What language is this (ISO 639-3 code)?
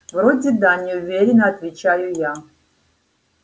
rus